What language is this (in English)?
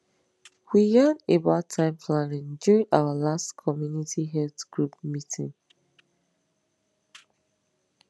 Nigerian Pidgin